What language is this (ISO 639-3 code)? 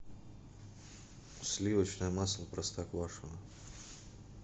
rus